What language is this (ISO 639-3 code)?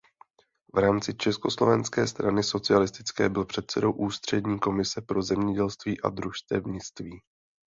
ces